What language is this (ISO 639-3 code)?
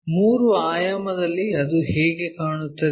kan